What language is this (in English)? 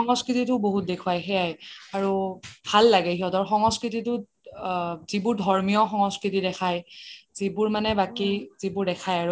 Assamese